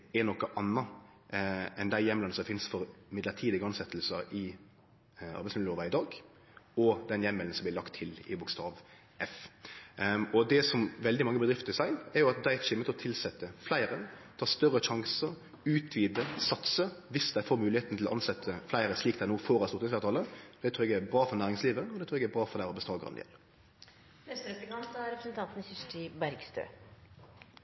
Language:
Norwegian Nynorsk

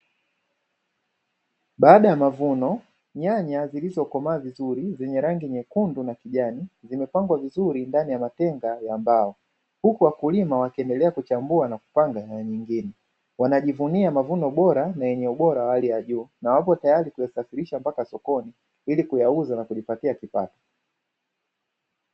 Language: Swahili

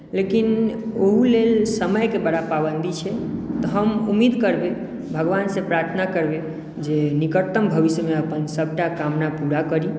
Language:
Maithili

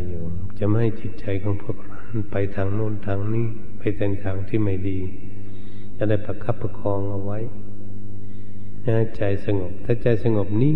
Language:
Thai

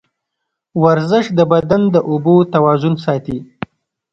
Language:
Pashto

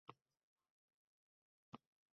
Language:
Uzbek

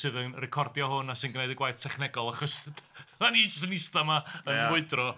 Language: Welsh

